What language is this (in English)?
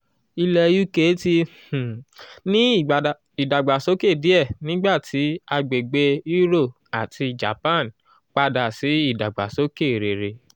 Yoruba